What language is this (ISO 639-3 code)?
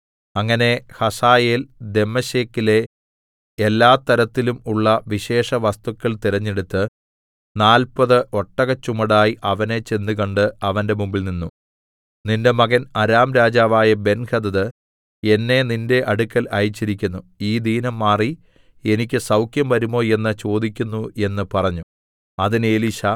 mal